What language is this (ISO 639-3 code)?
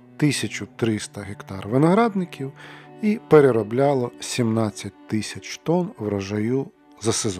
ukr